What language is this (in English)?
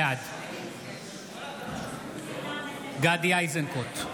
Hebrew